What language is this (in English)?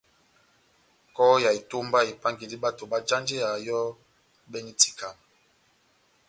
Batanga